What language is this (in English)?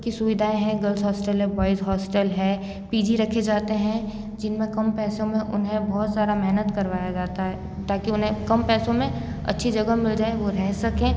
Hindi